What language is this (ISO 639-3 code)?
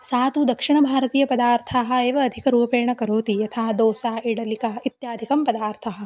san